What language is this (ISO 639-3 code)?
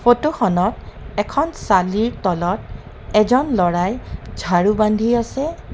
asm